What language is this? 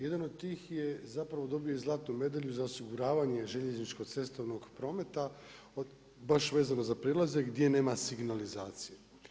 Croatian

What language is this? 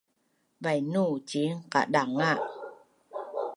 Bunun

